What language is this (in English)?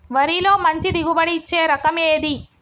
Telugu